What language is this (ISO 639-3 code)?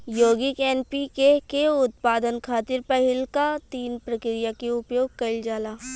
bho